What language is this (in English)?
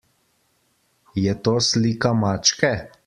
Slovenian